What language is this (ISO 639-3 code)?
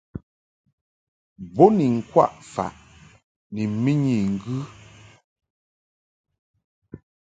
mhk